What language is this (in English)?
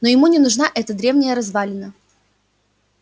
Russian